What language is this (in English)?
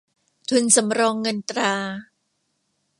Thai